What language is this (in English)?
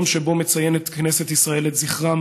Hebrew